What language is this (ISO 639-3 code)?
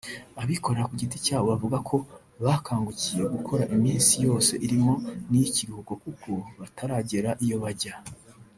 kin